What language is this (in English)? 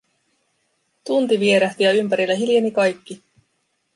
Finnish